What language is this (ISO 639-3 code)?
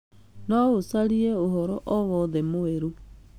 kik